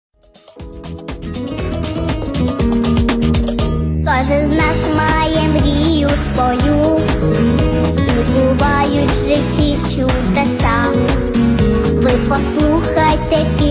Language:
Japanese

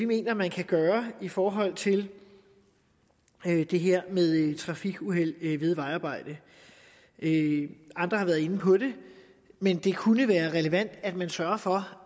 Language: Danish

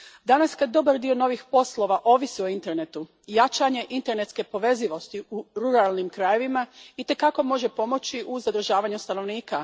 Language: Croatian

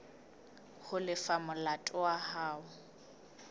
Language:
Southern Sotho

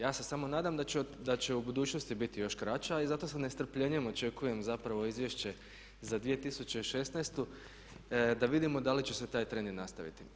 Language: Croatian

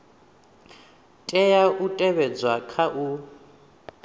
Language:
Venda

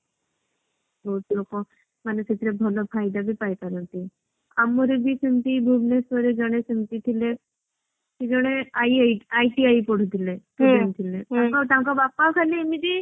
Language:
Odia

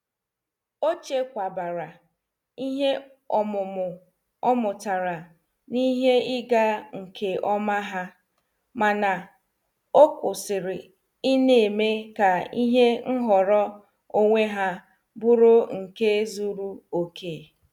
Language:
Igbo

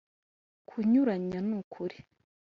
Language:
Kinyarwanda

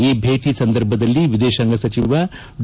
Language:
Kannada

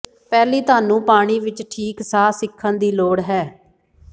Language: Punjabi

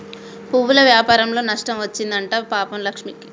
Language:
Telugu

